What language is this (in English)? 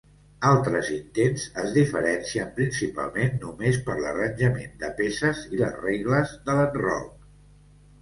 Catalan